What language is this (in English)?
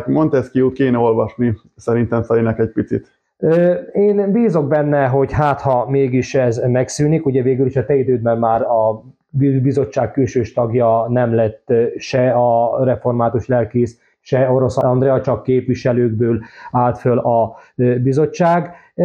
Hungarian